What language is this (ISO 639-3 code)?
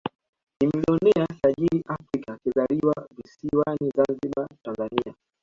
swa